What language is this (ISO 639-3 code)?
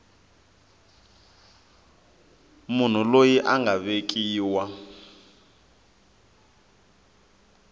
tso